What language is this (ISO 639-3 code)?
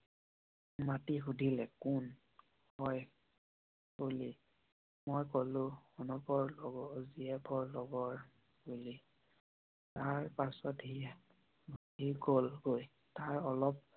asm